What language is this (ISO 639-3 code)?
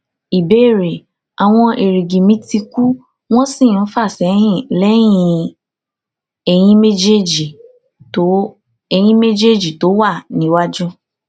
yor